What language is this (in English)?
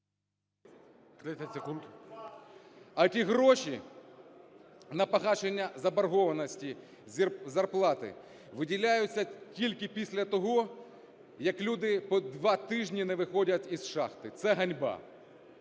Ukrainian